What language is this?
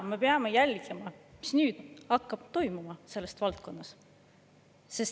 Estonian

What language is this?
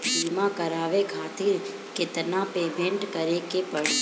Bhojpuri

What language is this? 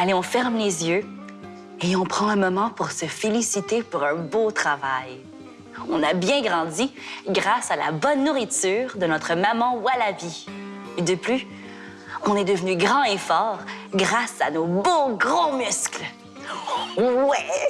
French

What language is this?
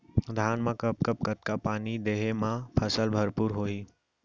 Chhattisgarhi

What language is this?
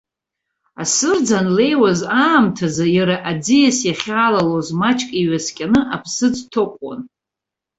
Abkhazian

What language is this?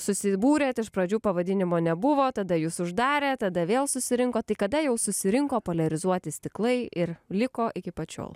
Lithuanian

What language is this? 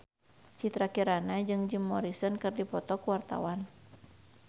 Sundanese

